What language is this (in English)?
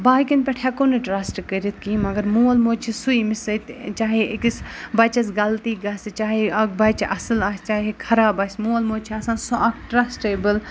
Kashmiri